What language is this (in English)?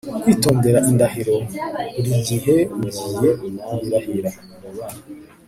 Kinyarwanda